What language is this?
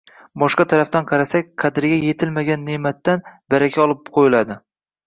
Uzbek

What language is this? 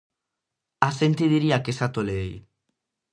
Galician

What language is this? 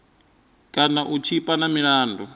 Venda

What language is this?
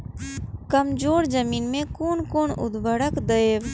Maithili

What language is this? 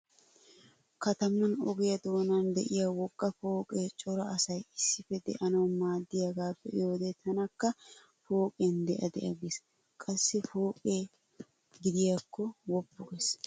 Wolaytta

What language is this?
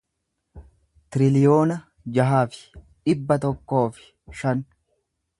Oromo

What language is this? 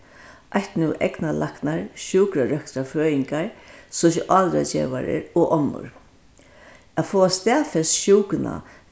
Faroese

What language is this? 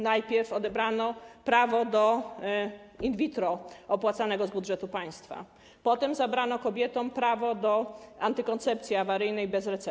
Polish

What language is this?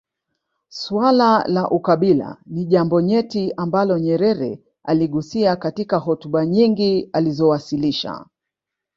Swahili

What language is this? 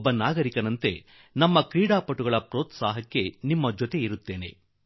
Kannada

